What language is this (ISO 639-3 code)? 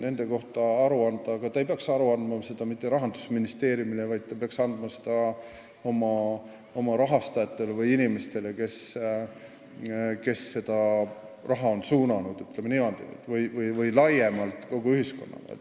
est